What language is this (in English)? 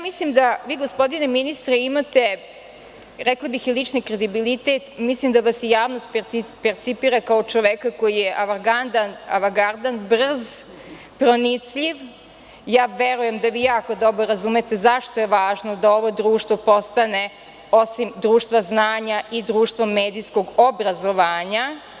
Serbian